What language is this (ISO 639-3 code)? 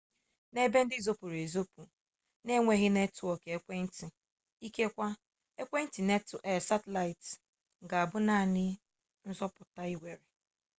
ibo